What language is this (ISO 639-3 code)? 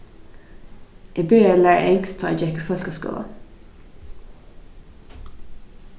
fao